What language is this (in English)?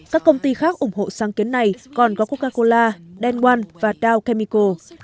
Vietnamese